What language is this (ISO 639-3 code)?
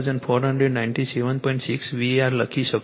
guj